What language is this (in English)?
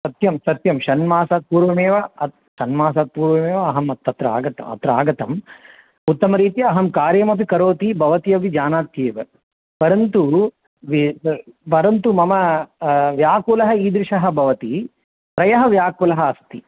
Sanskrit